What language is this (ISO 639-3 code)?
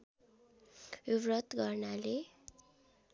nep